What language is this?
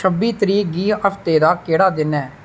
Dogri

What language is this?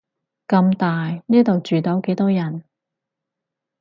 Cantonese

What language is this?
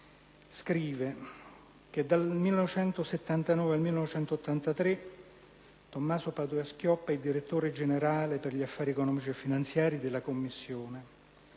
Italian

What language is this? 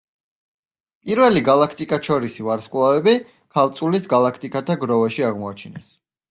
Georgian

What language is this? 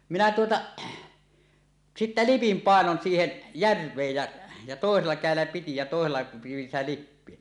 Finnish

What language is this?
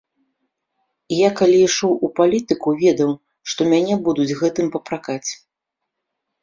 Belarusian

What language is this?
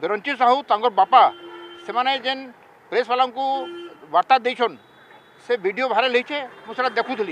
Hindi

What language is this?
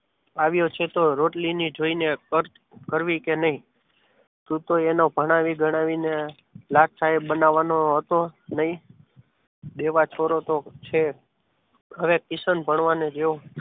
Gujarati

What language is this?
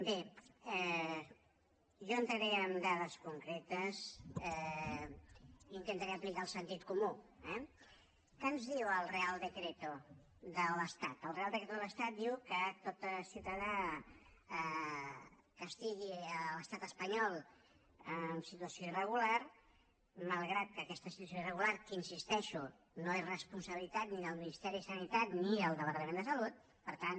Catalan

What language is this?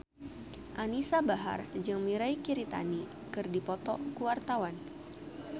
Sundanese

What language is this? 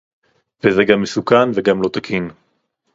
Hebrew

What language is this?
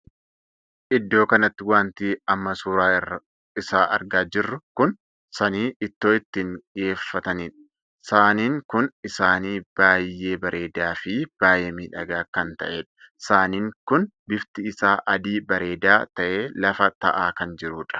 Oromo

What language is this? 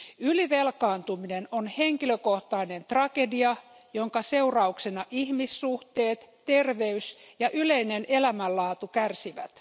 Finnish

